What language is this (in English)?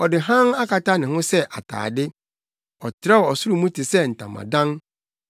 Akan